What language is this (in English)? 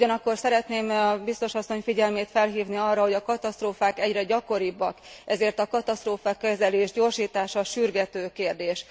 Hungarian